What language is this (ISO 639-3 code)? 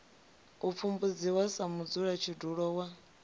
ven